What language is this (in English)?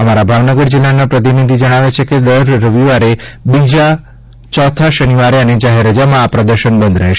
Gujarati